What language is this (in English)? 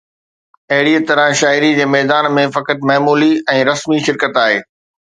Sindhi